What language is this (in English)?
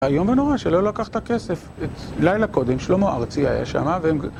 Hebrew